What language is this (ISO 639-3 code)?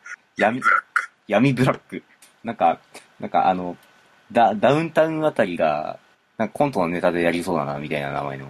jpn